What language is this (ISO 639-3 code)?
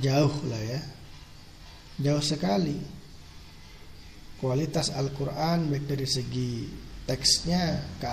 ind